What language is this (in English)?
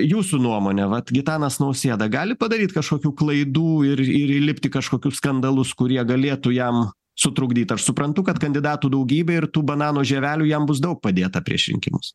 Lithuanian